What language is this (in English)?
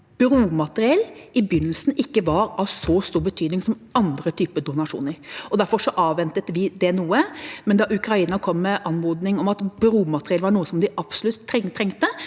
Norwegian